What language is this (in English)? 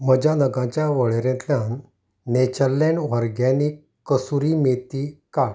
Konkani